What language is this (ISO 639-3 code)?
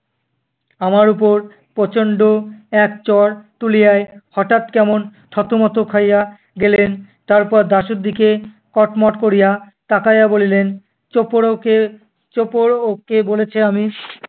ben